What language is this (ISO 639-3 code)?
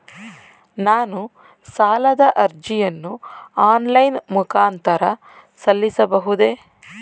kan